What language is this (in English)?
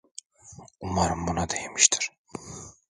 Turkish